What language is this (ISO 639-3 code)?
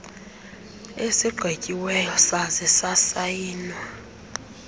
xho